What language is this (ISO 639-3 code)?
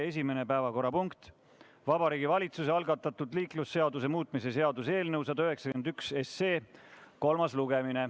est